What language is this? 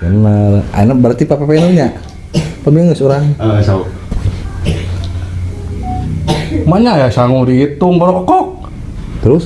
Indonesian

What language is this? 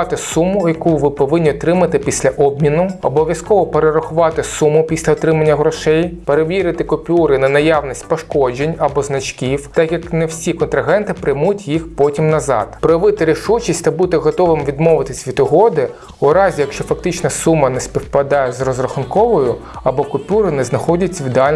Ukrainian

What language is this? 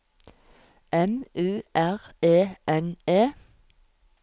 Norwegian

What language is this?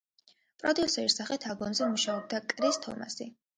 Georgian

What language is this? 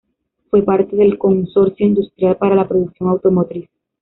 Spanish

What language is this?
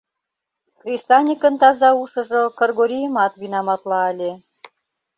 Mari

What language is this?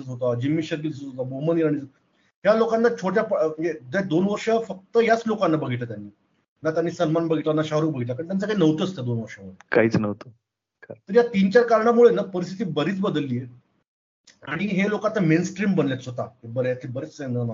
Marathi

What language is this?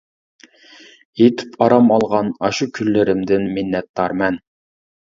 Uyghur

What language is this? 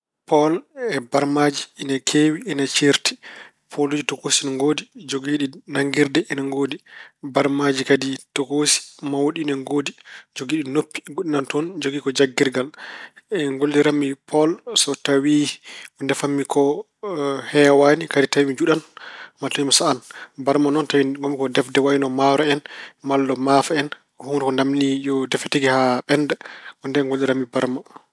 Fula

